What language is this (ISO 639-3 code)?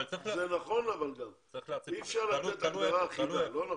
heb